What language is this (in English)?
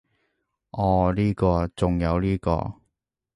Cantonese